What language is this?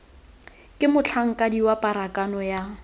Tswana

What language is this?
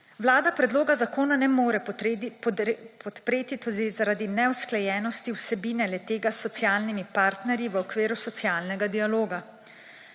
Slovenian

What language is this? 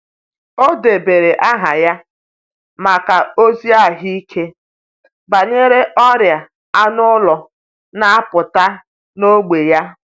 Igbo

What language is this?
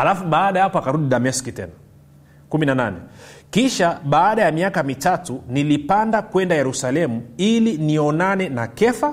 Swahili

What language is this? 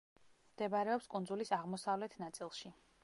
Georgian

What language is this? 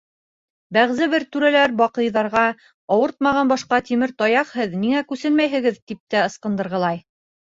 Bashkir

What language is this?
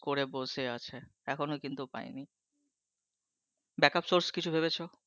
Bangla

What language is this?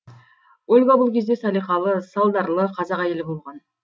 Kazakh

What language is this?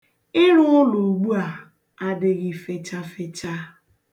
Igbo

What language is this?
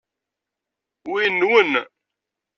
Kabyle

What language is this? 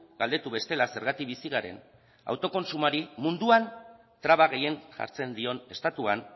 Basque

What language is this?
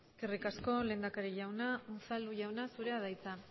Basque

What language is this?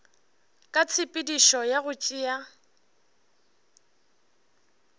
Northern Sotho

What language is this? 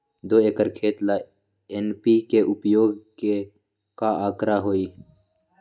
Magahi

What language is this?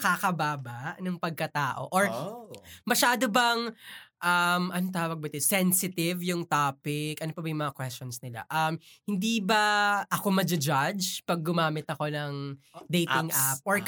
Filipino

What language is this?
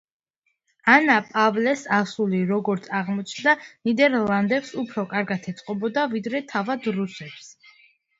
Georgian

